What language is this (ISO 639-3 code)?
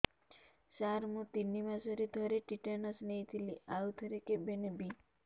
ori